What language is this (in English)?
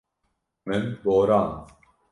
Kurdish